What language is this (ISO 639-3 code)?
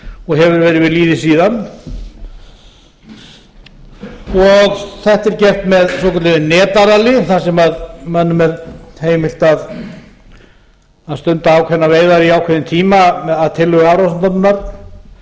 isl